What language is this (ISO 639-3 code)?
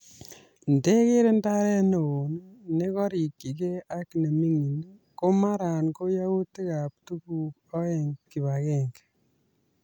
kln